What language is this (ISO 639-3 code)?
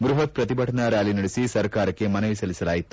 kan